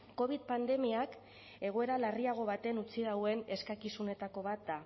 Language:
Basque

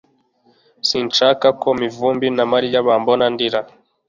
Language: Kinyarwanda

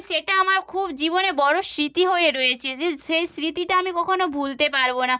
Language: Bangla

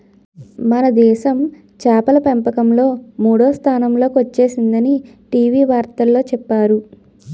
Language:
Telugu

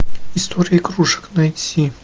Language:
Russian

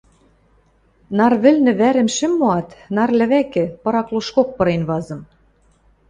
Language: Western Mari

